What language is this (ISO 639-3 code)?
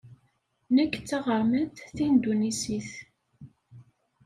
kab